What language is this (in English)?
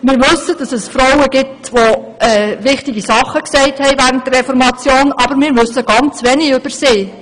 Swiss German